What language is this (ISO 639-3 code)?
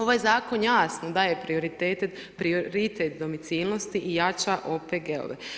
hrv